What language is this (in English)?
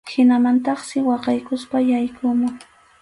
Arequipa-La Unión Quechua